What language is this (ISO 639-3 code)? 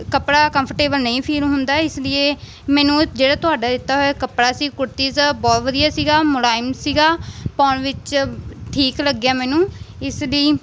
pan